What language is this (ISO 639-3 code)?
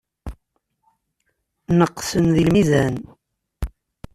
kab